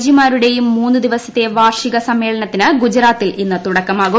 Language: Malayalam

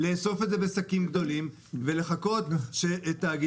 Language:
Hebrew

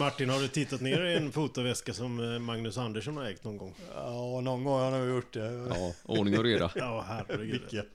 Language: Swedish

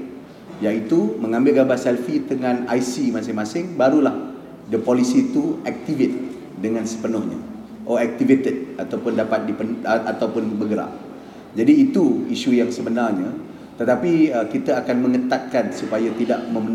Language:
Malay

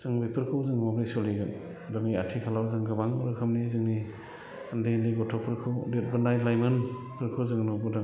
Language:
Bodo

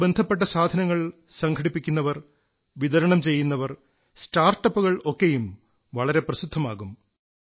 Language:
Malayalam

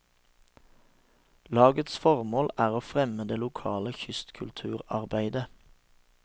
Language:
Norwegian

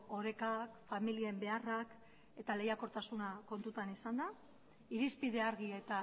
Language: Basque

